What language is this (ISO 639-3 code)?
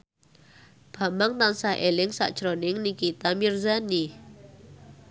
jav